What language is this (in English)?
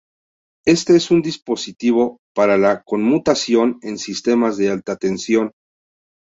Spanish